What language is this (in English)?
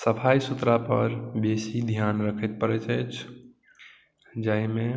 Maithili